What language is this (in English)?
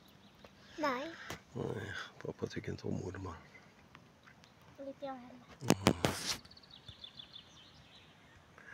Swedish